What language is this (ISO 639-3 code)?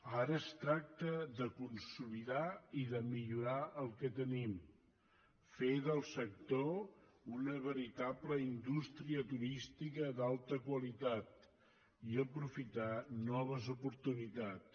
cat